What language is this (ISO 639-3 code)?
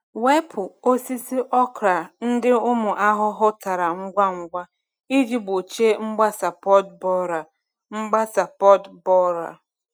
ibo